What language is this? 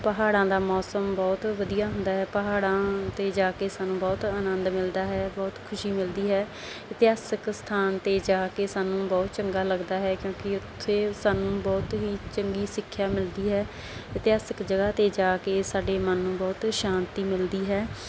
Punjabi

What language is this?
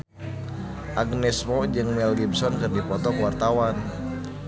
Sundanese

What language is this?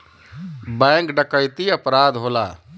Bhojpuri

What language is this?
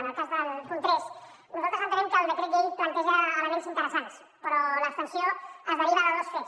Catalan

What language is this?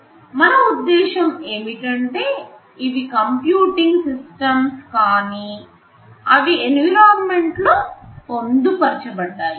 Telugu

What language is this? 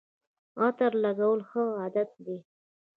Pashto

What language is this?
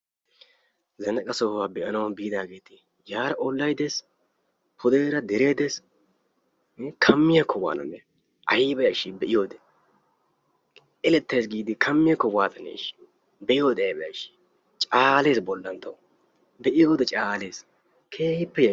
Wolaytta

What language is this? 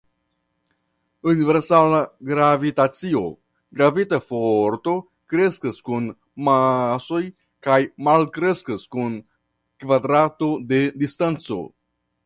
Esperanto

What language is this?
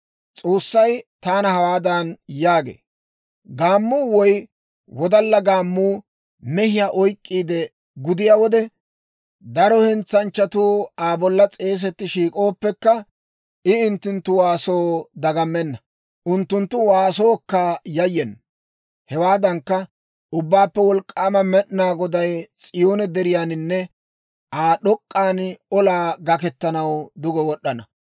Dawro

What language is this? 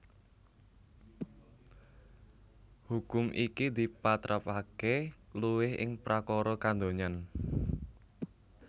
Javanese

